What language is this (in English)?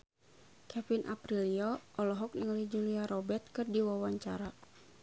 Sundanese